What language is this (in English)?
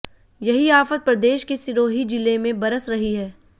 Hindi